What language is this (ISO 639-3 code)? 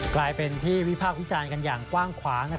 tha